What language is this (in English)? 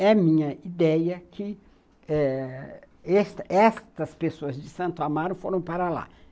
Portuguese